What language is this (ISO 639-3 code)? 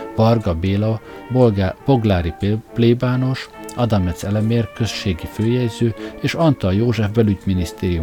hun